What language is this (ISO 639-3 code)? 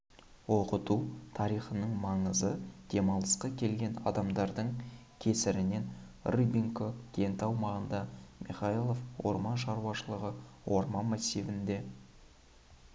kaz